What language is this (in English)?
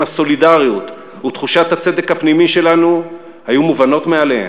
Hebrew